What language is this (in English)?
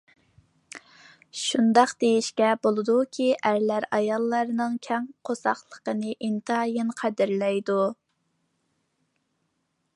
Uyghur